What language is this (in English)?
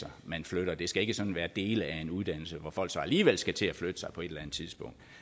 Danish